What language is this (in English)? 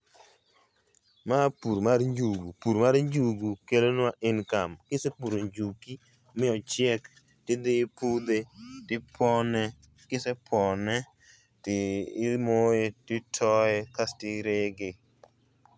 Luo (Kenya and Tanzania)